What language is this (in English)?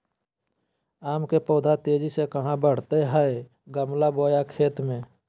Magahi